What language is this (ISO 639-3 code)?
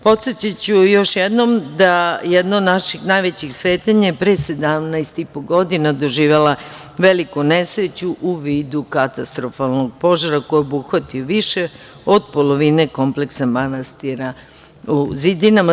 srp